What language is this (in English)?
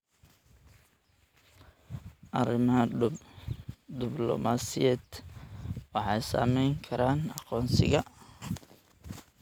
Somali